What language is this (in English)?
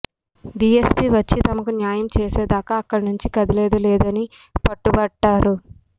Telugu